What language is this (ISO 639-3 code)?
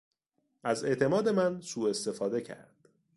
fas